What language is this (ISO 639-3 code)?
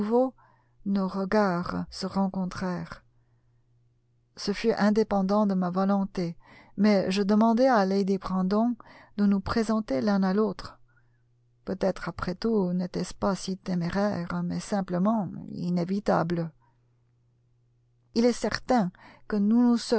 fra